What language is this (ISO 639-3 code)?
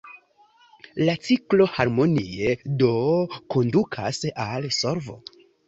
epo